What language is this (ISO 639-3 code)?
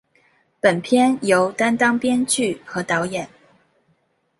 zho